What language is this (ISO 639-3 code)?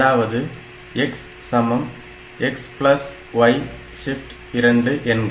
tam